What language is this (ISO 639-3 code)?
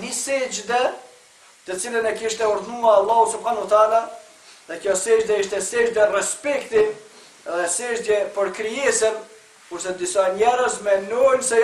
tur